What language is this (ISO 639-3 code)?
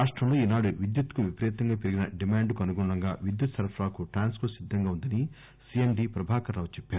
tel